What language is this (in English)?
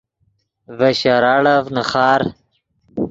Yidgha